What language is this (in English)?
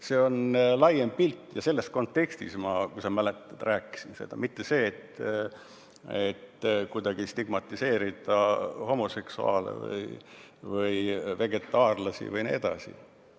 Estonian